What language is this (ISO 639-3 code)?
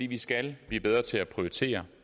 dan